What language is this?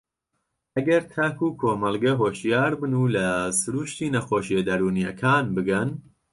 Central Kurdish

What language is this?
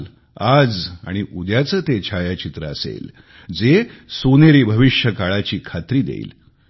Marathi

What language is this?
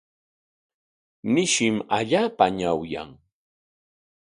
Corongo Ancash Quechua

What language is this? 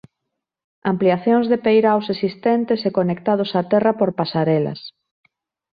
Galician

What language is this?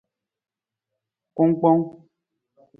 Nawdm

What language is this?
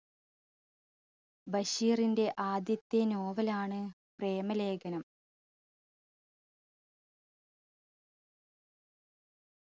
Malayalam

